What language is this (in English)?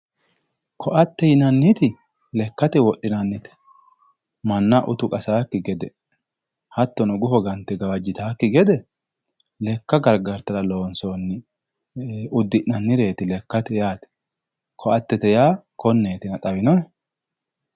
Sidamo